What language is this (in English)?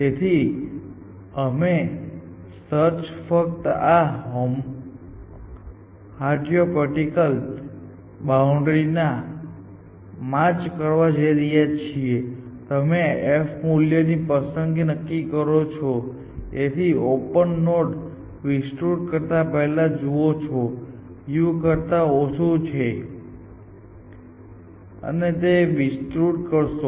Gujarati